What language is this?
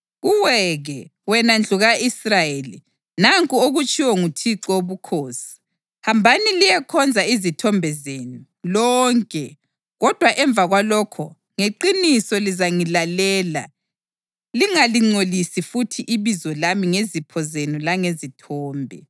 North Ndebele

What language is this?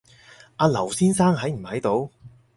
Cantonese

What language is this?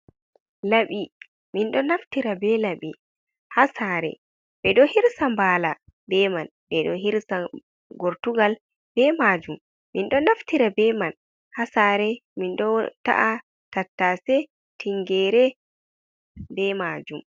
Fula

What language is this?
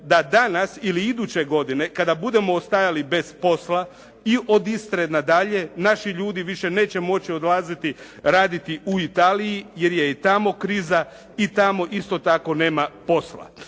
Croatian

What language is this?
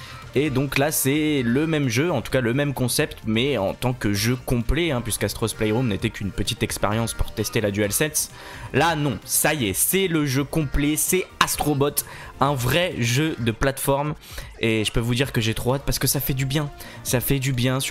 French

